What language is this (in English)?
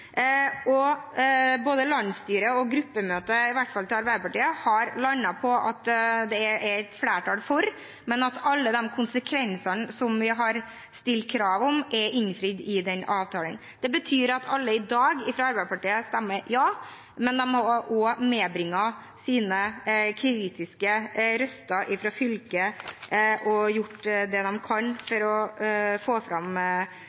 Norwegian Bokmål